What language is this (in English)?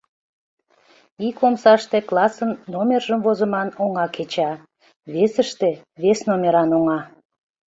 Mari